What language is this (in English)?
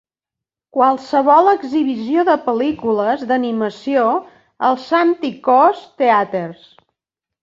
Catalan